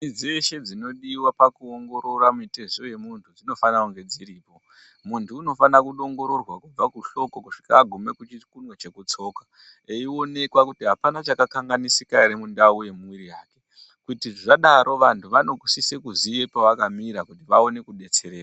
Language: Ndau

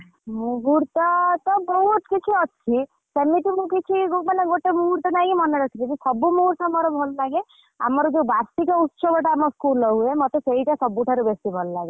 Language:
Odia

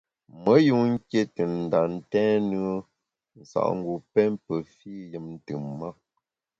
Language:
Bamun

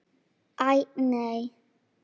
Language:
Icelandic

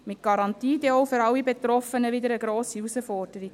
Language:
Swiss German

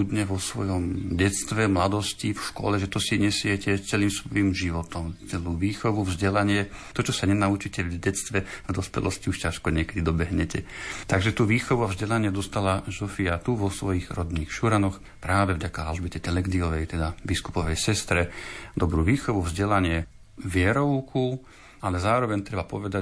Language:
Slovak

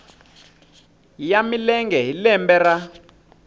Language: Tsonga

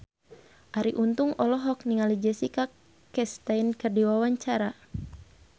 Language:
Sundanese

